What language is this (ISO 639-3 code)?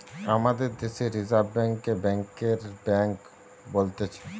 ben